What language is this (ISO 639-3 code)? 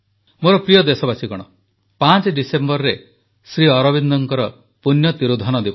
ori